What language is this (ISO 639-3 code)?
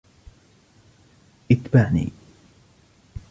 ara